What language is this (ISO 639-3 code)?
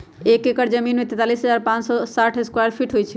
mag